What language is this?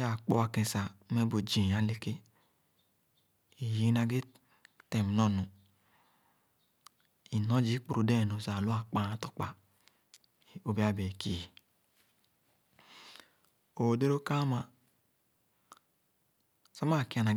Khana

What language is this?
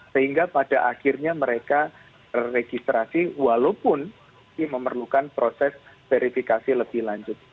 Indonesian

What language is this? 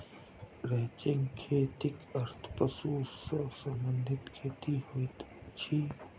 Maithili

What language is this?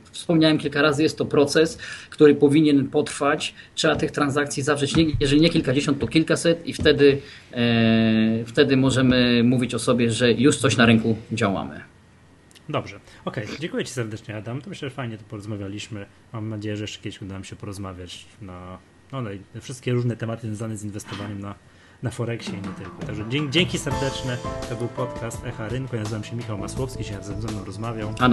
Polish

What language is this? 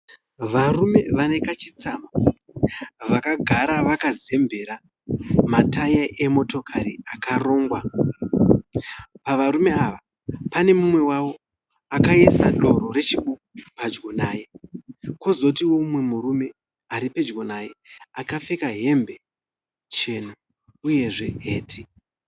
Shona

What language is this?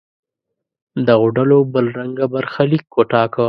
Pashto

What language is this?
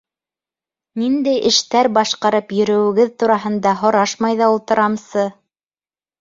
Bashkir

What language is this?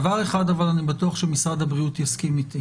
Hebrew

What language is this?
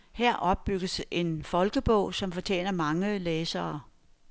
Danish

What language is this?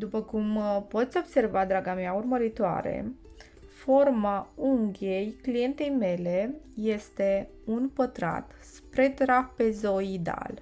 Romanian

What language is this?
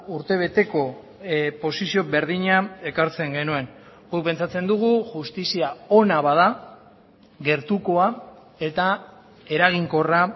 Basque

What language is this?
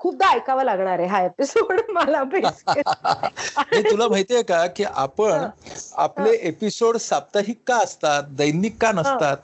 Marathi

